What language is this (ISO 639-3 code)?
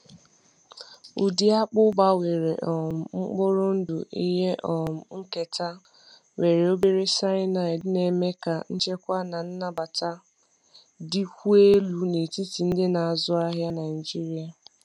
ibo